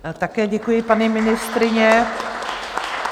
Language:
Czech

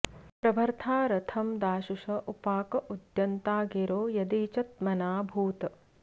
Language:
Sanskrit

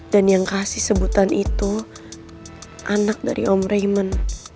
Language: Indonesian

